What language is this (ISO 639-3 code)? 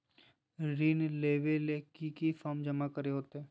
mag